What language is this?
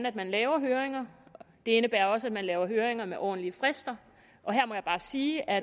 Danish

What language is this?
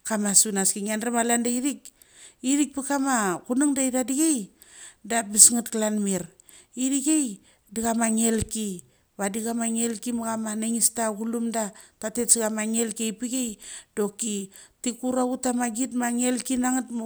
Mali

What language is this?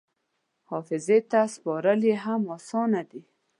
Pashto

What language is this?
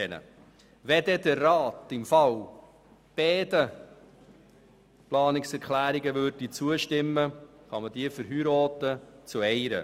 Swiss German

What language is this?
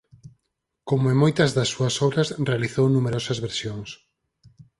Galician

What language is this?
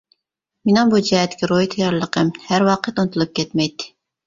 Uyghur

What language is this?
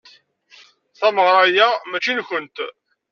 Kabyle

